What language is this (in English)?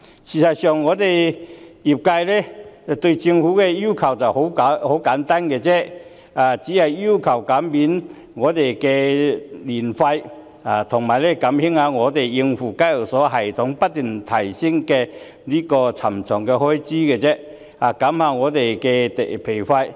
Cantonese